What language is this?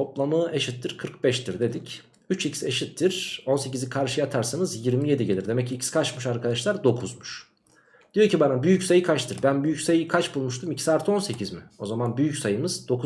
Turkish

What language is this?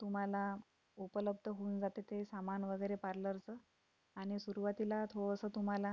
Marathi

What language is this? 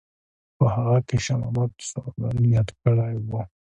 Pashto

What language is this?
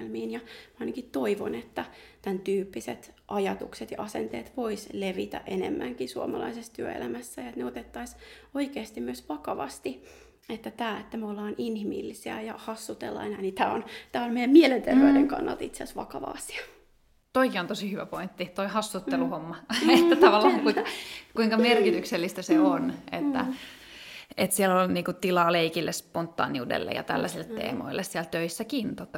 Finnish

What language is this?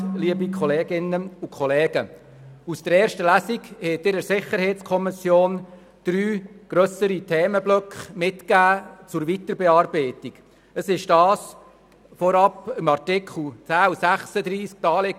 Swiss German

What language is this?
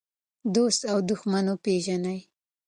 Pashto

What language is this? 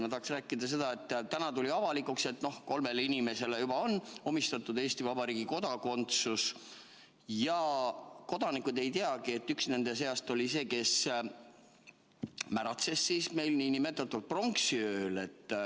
Estonian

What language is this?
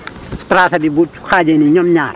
Wolof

